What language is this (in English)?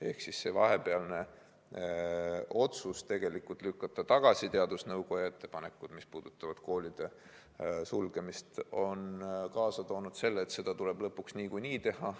Estonian